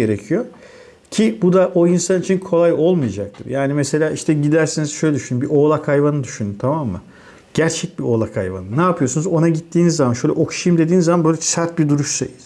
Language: Turkish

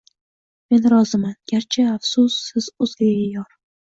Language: Uzbek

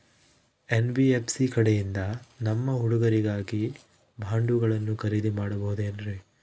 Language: Kannada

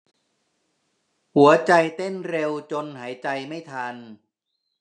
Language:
Thai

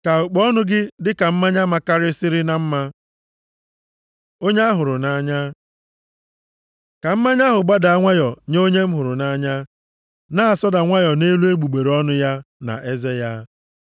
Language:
Igbo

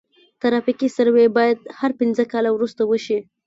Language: Pashto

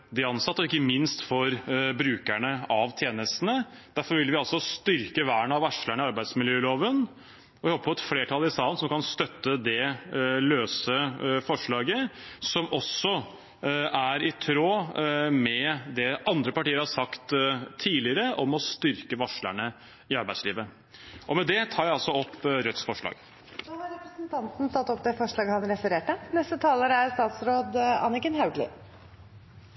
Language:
Norwegian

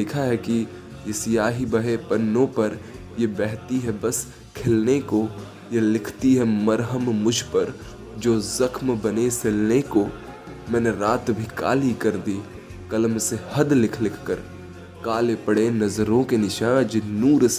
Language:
Hindi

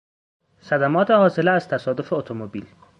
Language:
Persian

